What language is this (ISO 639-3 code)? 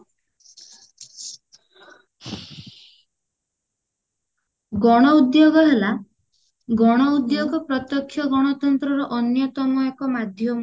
ori